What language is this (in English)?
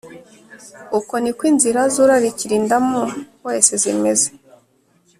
Kinyarwanda